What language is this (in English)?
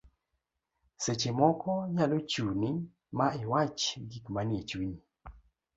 Luo (Kenya and Tanzania)